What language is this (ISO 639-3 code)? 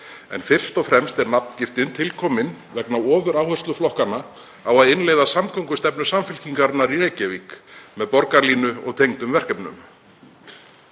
isl